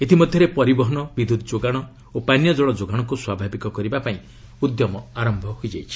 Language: Odia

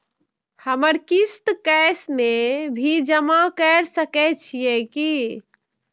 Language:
Maithili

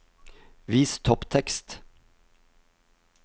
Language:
Norwegian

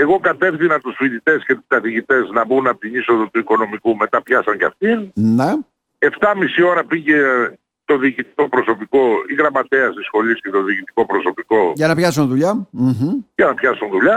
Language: Greek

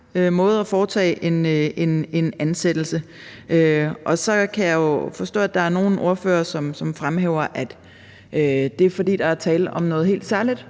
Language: Danish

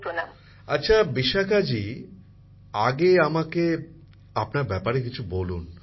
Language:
Bangla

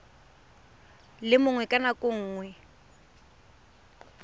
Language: Tswana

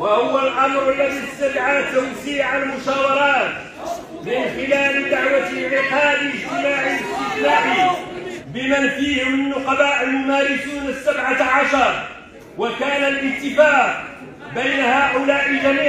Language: Arabic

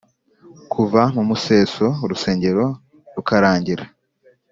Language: Kinyarwanda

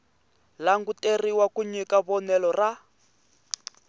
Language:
Tsonga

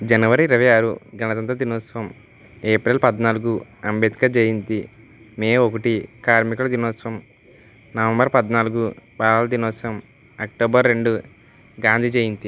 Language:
Telugu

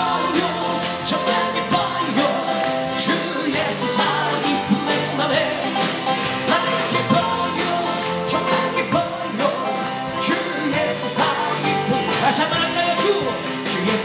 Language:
Polish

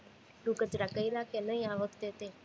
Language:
Gujarati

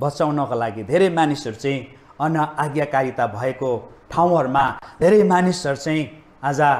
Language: English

